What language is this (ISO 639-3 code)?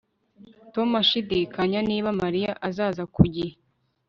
kin